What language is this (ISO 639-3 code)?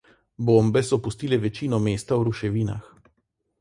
slv